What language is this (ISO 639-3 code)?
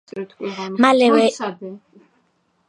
kat